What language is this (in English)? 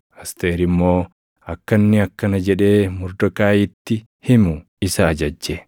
Oromo